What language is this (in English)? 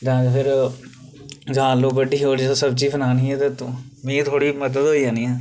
Dogri